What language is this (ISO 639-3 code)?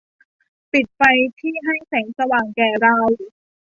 tha